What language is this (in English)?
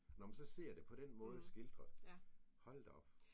Danish